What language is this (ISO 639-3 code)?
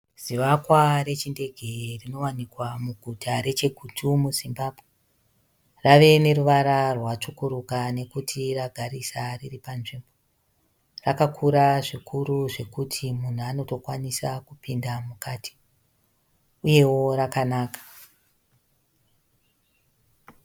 sna